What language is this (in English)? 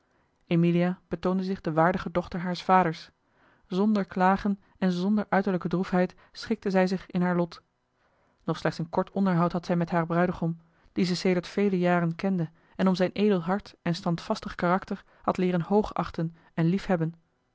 Dutch